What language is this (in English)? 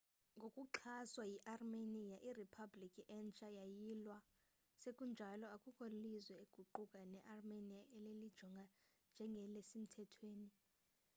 Xhosa